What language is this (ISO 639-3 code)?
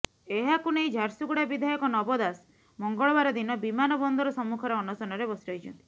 ori